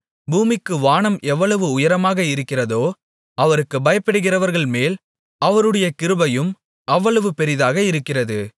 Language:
Tamil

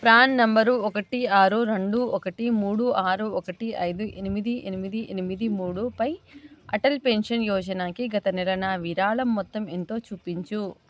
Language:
Telugu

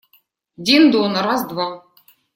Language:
Russian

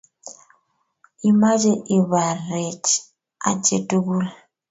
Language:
Kalenjin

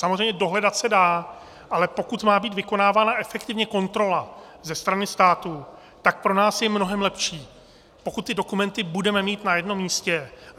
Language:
Czech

